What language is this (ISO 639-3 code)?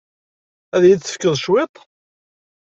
kab